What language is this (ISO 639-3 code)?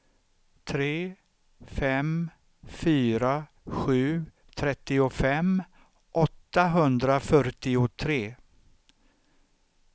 swe